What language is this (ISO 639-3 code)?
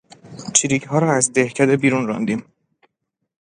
fas